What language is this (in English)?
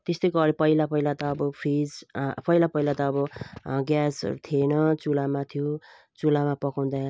Nepali